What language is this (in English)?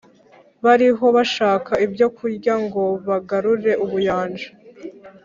Kinyarwanda